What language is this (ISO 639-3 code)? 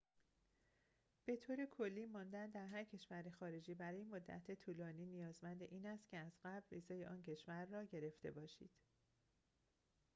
fas